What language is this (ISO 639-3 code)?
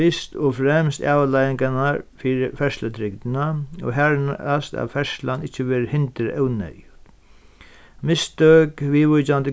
fao